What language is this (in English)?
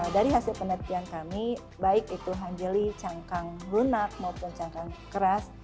Indonesian